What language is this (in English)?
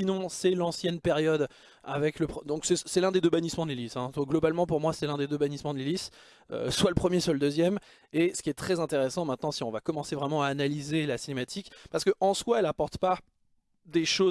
French